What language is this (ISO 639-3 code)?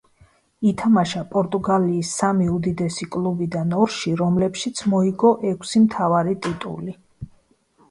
kat